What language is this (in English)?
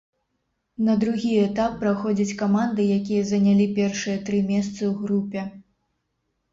Belarusian